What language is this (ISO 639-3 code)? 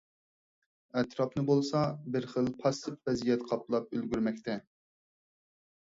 uig